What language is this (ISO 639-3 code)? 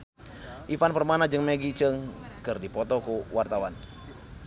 sun